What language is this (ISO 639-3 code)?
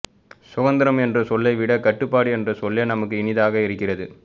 tam